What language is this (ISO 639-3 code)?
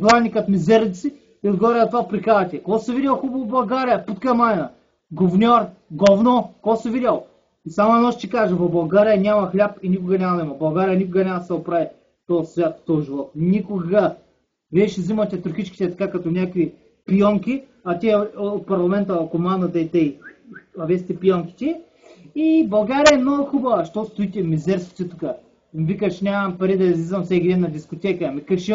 bul